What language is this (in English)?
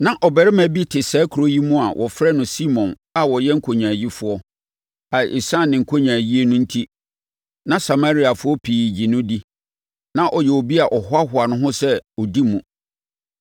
Akan